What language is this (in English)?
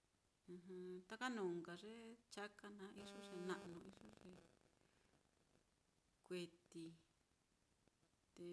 Mitlatongo Mixtec